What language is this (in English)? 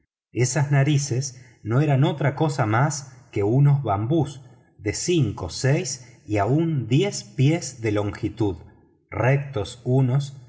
Spanish